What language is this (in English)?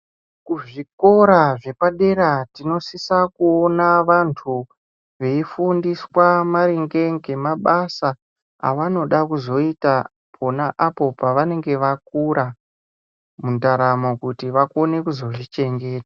Ndau